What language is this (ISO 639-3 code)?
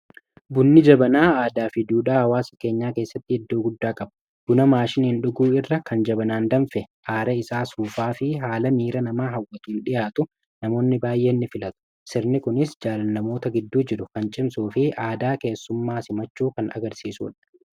orm